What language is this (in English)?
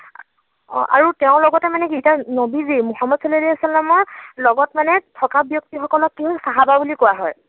Assamese